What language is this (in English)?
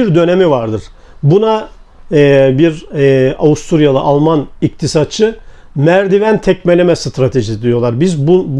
Turkish